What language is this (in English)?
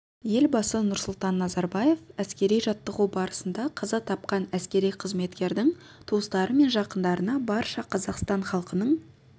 Kazakh